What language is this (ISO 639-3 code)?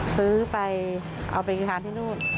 tha